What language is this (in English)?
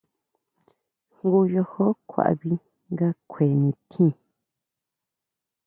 Huautla Mazatec